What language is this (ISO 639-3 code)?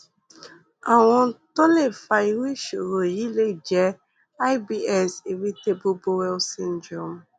yor